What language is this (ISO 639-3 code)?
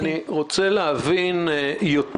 heb